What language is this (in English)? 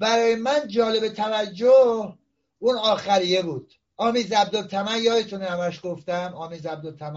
Persian